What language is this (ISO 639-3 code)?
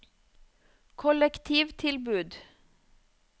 nor